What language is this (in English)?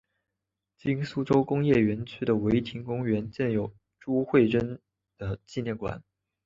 Chinese